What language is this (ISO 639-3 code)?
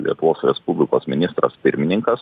lit